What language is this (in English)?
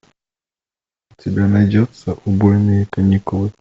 Russian